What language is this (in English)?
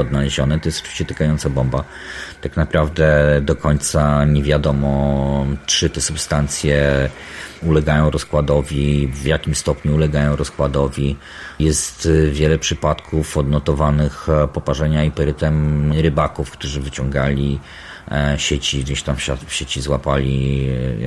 Polish